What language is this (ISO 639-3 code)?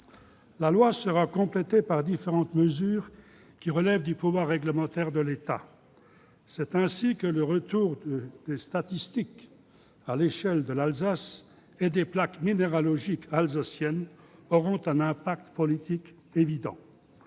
fra